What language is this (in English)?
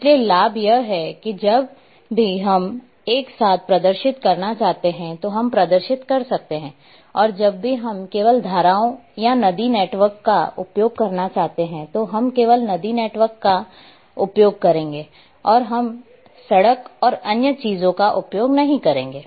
Hindi